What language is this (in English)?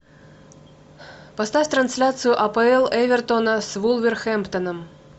Russian